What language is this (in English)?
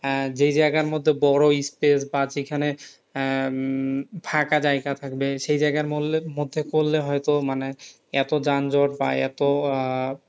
Bangla